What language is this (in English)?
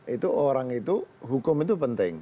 Indonesian